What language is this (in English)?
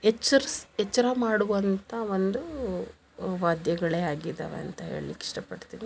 Kannada